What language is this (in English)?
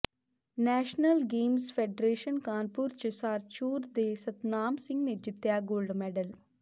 Punjabi